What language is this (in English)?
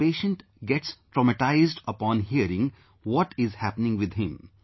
English